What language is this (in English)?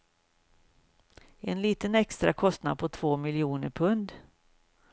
Swedish